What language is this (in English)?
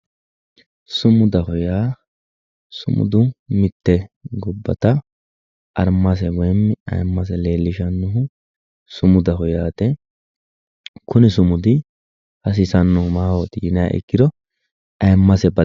Sidamo